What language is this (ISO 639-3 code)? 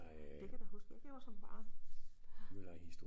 dan